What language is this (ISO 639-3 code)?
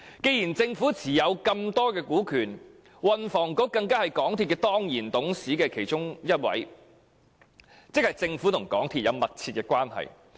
yue